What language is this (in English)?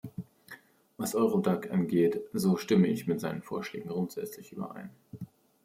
German